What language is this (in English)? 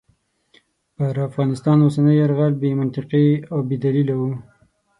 Pashto